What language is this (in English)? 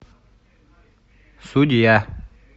Russian